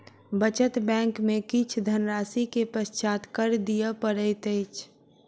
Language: Maithili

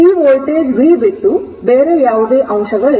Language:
Kannada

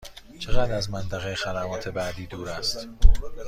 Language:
Persian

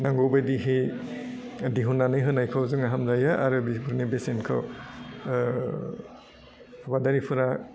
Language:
Bodo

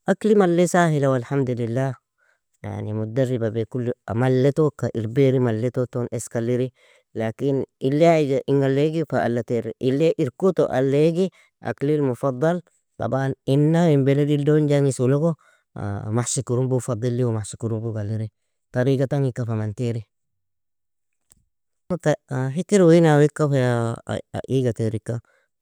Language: Nobiin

